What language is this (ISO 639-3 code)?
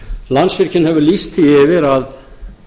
isl